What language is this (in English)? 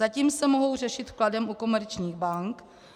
Czech